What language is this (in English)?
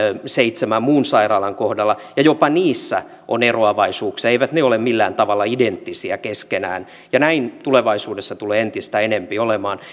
Finnish